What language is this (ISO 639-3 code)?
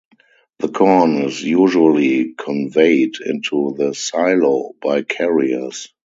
eng